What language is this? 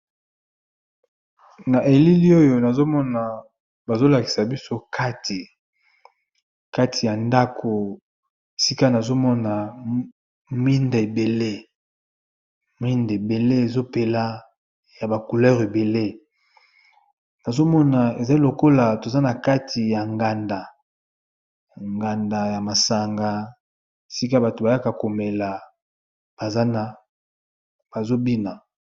Lingala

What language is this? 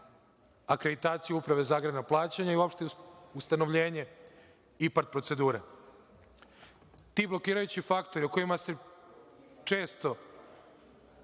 Serbian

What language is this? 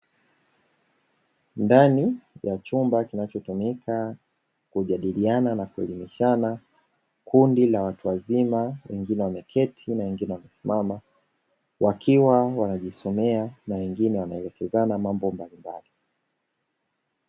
Swahili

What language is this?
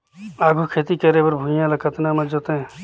Chhattisgarhi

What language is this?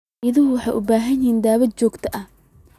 Somali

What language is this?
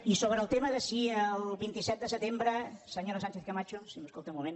Catalan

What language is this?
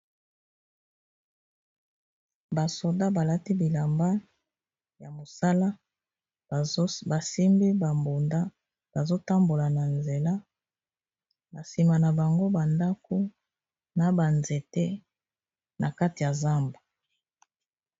Lingala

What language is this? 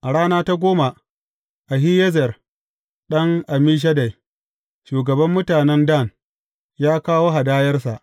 Hausa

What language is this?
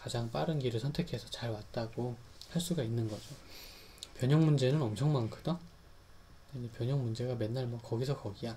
Korean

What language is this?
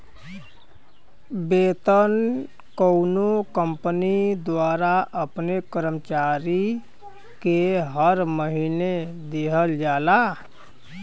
Bhojpuri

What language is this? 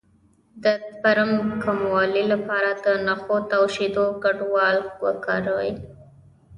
Pashto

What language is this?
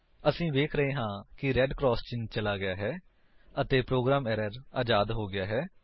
Punjabi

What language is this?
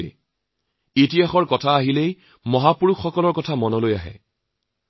Assamese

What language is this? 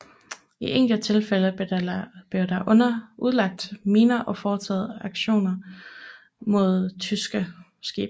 Danish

